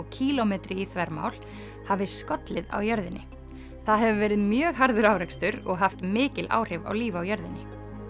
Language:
Icelandic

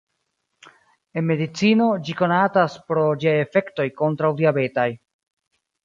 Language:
Esperanto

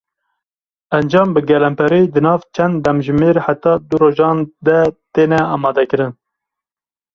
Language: Kurdish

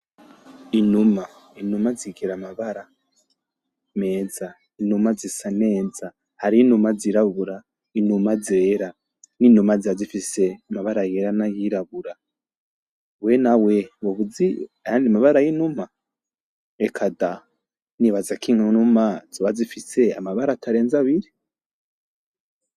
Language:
Rundi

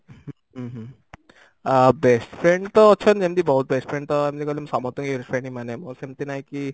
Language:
Odia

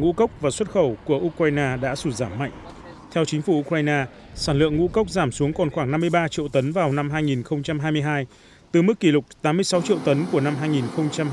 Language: Vietnamese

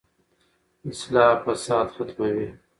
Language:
Pashto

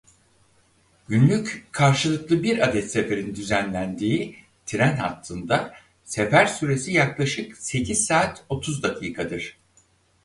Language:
Turkish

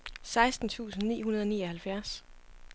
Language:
Danish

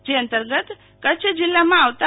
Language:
Gujarati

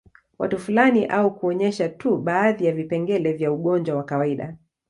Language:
Swahili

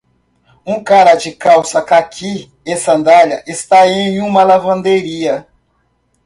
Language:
Portuguese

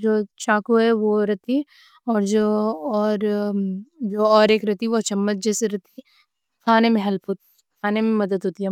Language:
Deccan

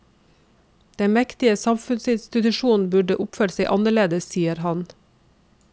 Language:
Norwegian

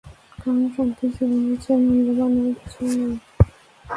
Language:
Bangla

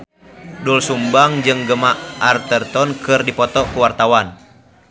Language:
Sundanese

